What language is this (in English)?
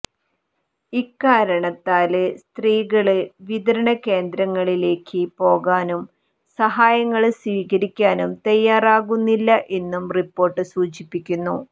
Malayalam